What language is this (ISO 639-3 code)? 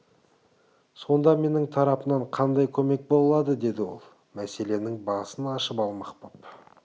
kaz